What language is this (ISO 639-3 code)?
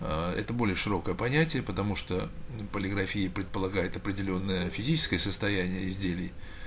rus